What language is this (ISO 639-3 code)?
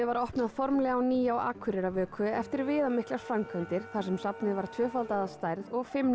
isl